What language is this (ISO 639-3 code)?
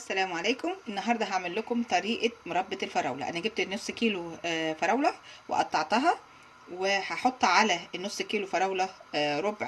ara